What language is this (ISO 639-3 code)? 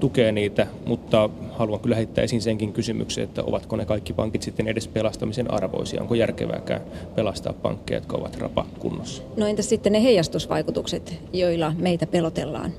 fin